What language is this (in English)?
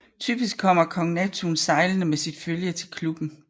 Danish